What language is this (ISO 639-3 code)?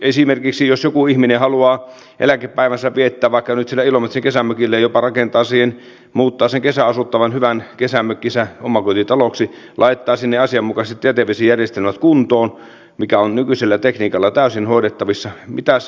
fin